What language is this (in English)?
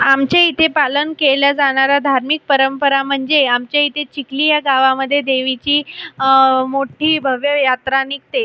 Marathi